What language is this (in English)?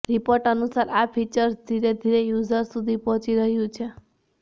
Gujarati